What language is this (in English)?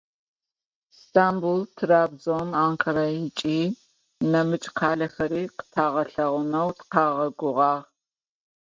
Adyghe